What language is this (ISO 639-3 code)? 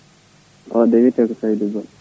ful